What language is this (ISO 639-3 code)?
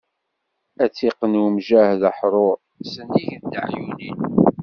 kab